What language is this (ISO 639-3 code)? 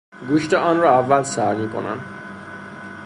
fas